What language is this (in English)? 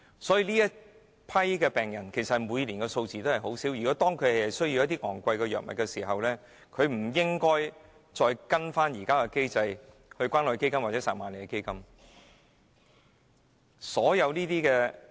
Cantonese